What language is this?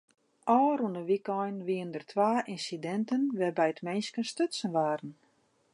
Western Frisian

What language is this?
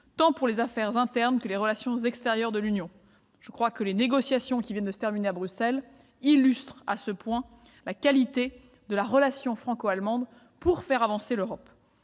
French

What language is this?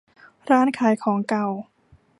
Thai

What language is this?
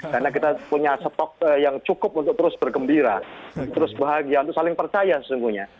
Indonesian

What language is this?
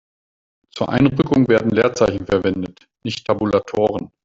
German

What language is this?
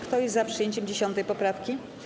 Polish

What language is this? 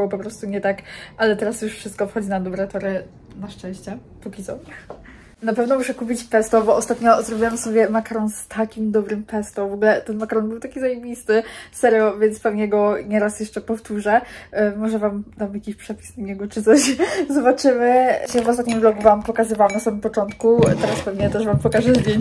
Polish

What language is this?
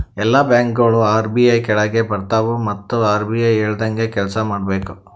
Kannada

